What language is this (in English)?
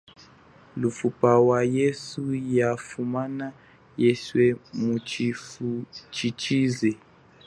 Chokwe